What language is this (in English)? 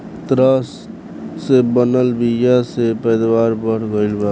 Bhojpuri